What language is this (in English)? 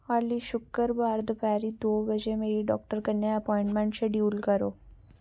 Dogri